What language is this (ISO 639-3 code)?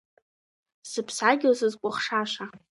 abk